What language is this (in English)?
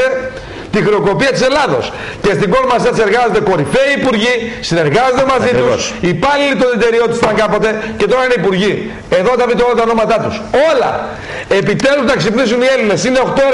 Greek